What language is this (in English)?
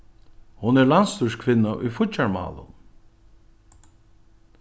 Faroese